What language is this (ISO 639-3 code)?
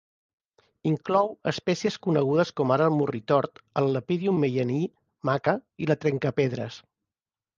cat